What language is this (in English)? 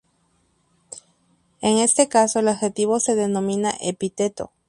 Spanish